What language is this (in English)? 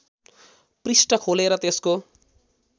Nepali